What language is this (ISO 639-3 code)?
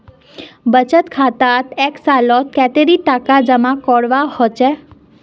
mag